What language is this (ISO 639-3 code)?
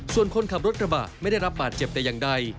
tha